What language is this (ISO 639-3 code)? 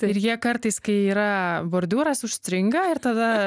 lit